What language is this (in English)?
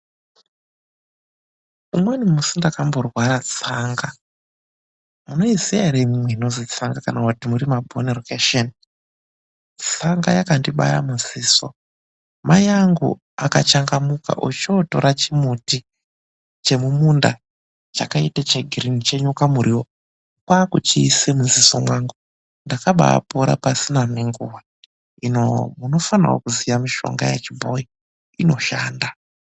Ndau